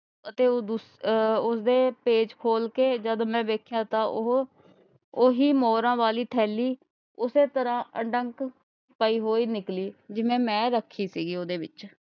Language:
Punjabi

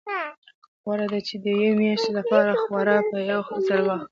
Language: Pashto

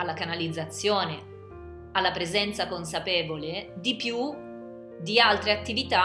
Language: Italian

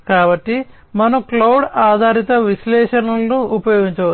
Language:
Telugu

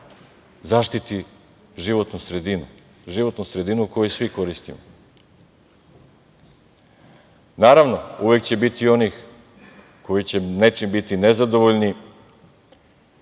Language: Serbian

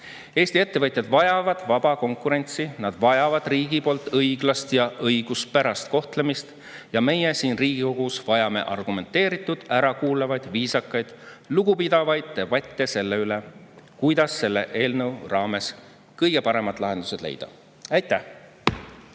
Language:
Estonian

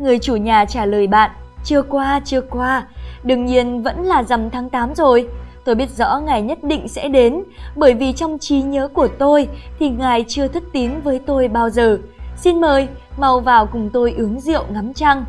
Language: Vietnamese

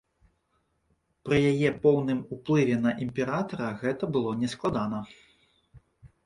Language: Belarusian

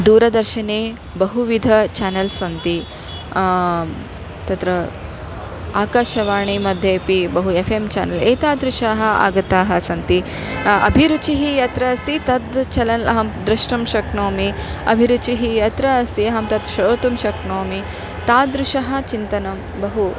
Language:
Sanskrit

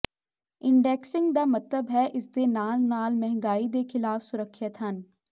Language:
Punjabi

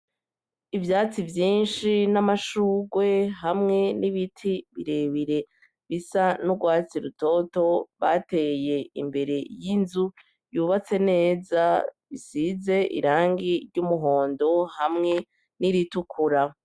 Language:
Rundi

